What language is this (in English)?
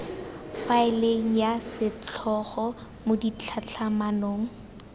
Tswana